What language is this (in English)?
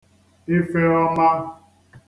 Igbo